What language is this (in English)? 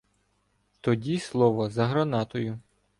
Ukrainian